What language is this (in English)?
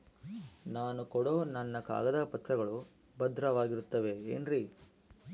Kannada